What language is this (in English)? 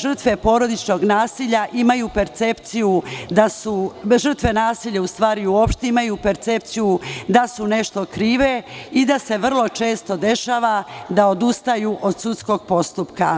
Serbian